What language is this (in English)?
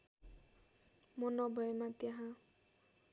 Nepali